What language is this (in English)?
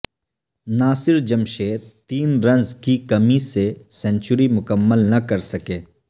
Urdu